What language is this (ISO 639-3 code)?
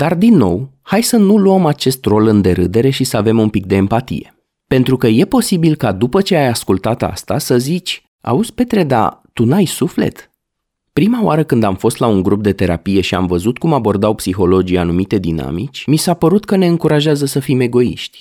ron